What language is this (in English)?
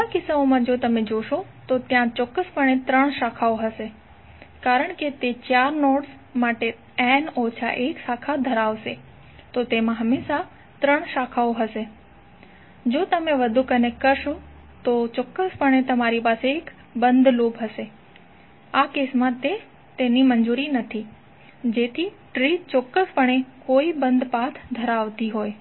Gujarati